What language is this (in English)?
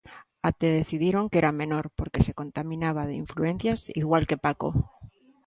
Galician